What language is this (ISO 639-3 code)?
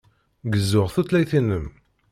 kab